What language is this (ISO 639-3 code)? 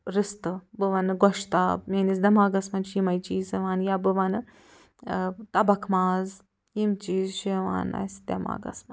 kas